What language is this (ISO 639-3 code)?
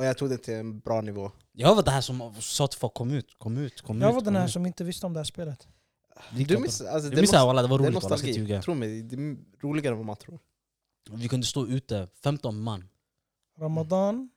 swe